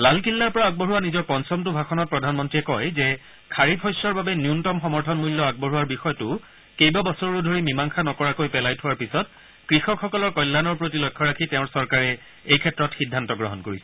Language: Assamese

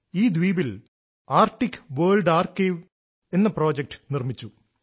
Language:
Malayalam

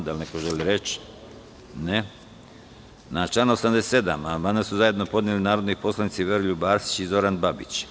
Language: Serbian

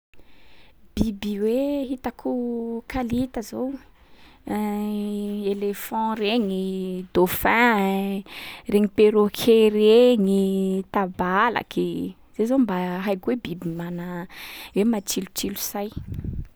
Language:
Sakalava Malagasy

